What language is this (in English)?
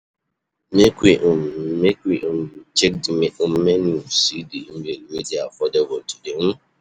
Nigerian Pidgin